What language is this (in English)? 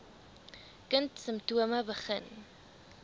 Afrikaans